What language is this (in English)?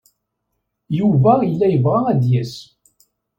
Kabyle